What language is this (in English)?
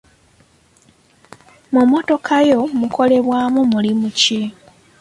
Ganda